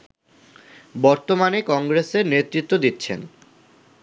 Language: Bangla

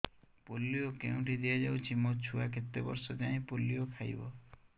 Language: Odia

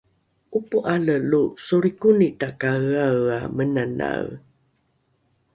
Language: Rukai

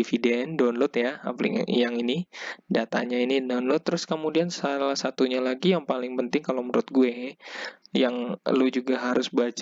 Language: Indonesian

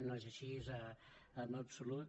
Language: Catalan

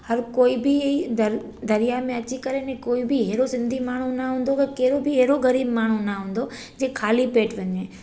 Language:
Sindhi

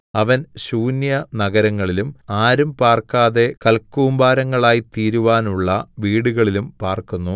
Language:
Malayalam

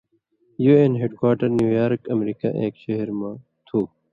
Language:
Indus Kohistani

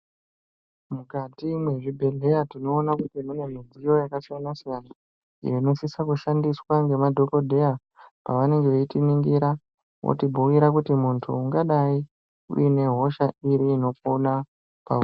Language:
Ndau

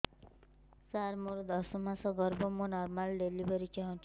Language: Odia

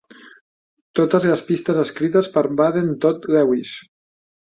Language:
Catalan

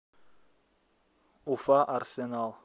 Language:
Russian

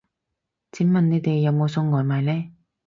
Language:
Cantonese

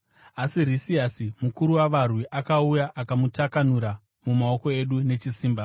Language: Shona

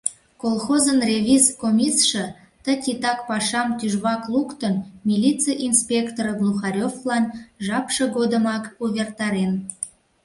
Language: Mari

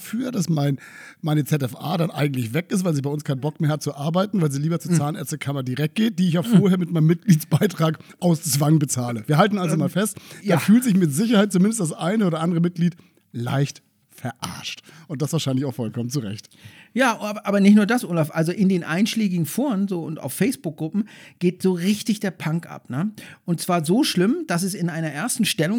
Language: German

